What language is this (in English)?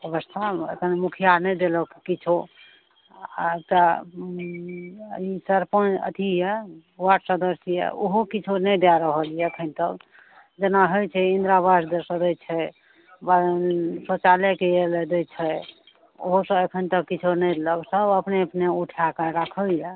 Maithili